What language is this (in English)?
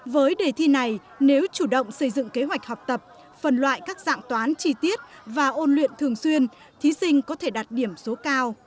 Vietnamese